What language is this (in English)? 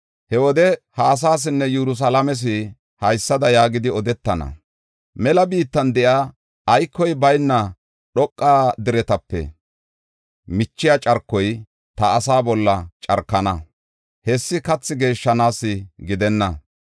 Gofa